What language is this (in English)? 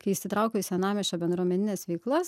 Lithuanian